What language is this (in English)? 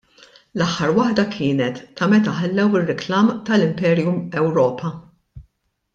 Maltese